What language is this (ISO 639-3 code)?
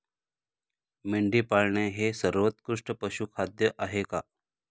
mar